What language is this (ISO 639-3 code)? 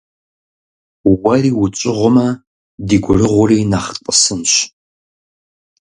kbd